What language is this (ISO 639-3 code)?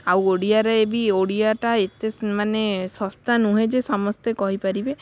ori